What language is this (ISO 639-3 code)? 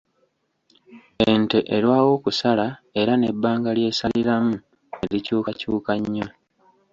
lug